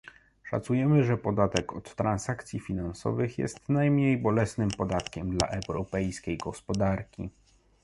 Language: Polish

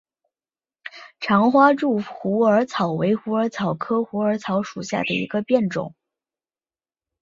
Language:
Chinese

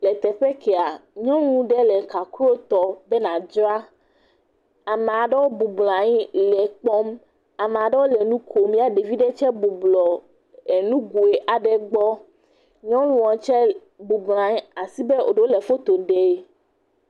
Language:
Ewe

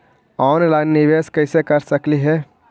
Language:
Magahi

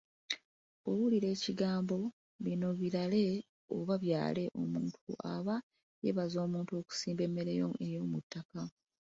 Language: Ganda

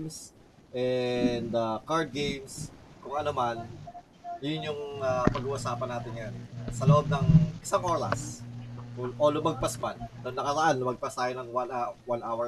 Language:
Filipino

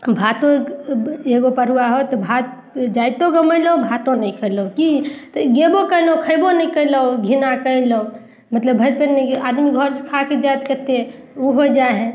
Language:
Maithili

